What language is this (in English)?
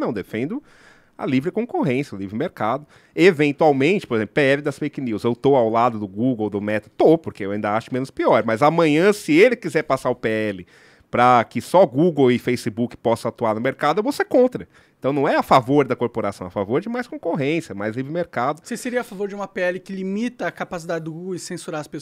Portuguese